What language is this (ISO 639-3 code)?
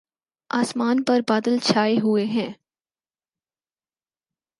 urd